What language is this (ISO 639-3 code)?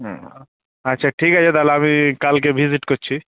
ben